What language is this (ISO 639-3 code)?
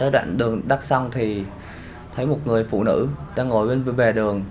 vie